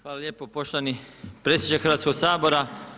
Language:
Croatian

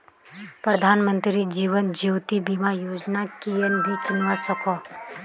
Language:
Magahi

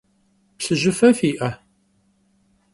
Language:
Kabardian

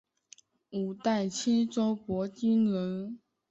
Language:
Chinese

